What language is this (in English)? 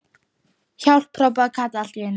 Icelandic